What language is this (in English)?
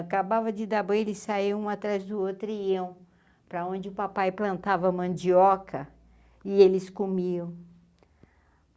Portuguese